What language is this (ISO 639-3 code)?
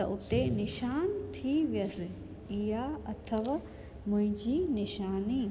snd